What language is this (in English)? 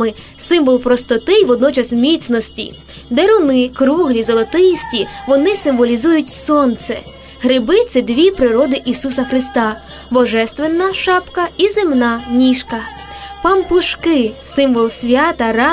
Ukrainian